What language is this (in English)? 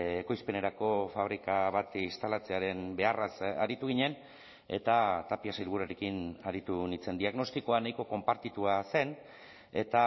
Basque